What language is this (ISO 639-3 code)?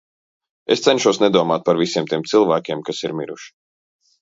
lav